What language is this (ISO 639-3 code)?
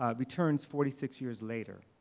eng